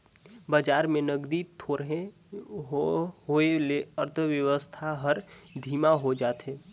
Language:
Chhattisgarhi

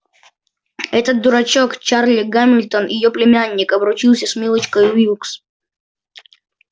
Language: Russian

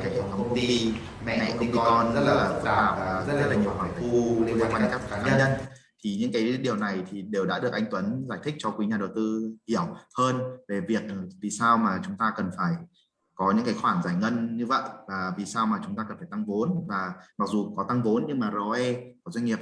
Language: Vietnamese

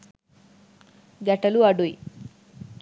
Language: Sinhala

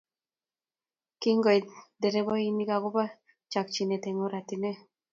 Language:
Kalenjin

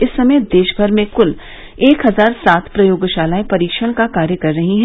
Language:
Hindi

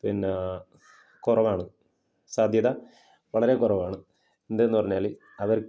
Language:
Malayalam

